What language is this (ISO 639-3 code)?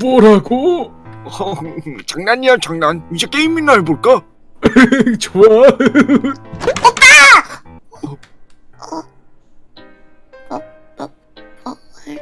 kor